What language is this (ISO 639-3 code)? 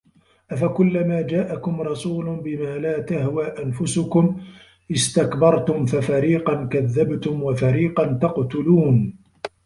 ara